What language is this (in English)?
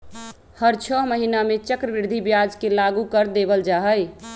Magahi